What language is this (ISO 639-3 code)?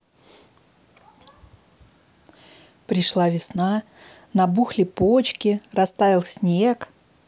rus